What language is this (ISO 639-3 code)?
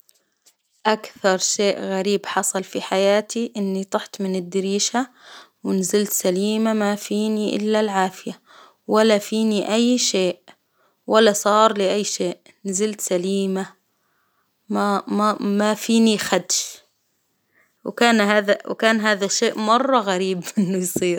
acw